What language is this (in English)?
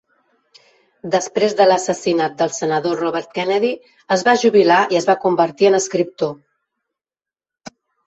Catalan